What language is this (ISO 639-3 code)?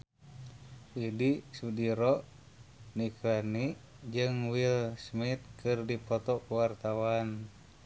sun